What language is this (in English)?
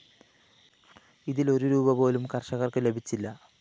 Malayalam